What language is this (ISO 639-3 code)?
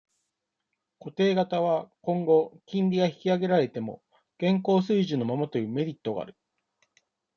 jpn